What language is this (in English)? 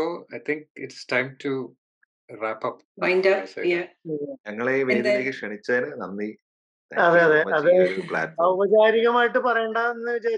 Malayalam